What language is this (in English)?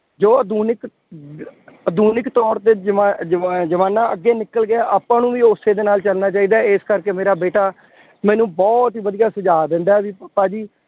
Punjabi